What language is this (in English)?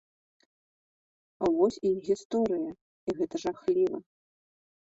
Belarusian